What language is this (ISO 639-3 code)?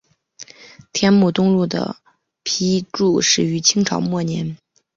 zho